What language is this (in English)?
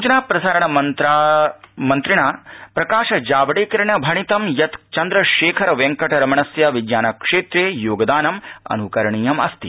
Sanskrit